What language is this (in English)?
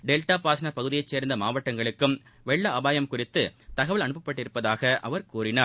Tamil